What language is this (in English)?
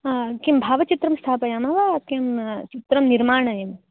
Sanskrit